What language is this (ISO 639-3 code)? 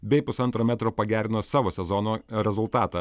lit